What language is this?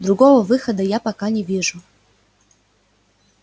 Russian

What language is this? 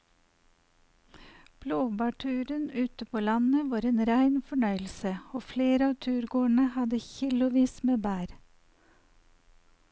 Norwegian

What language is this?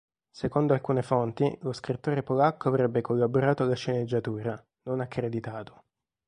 Italian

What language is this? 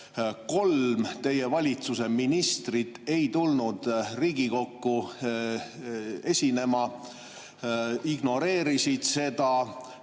Estonian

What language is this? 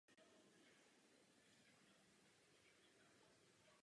Czech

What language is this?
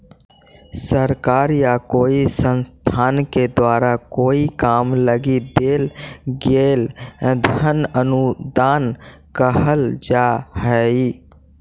Magahi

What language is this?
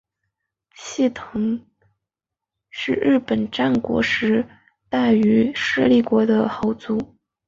Chinese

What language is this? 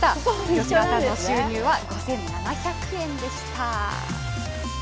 Japanese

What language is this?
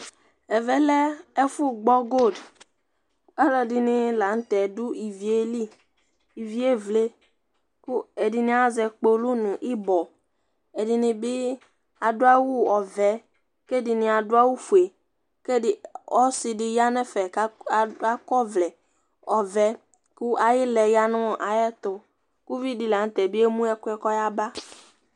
Ikposo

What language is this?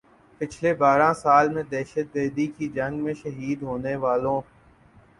Urdu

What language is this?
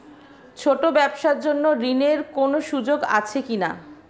Bangla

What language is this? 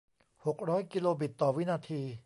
Thai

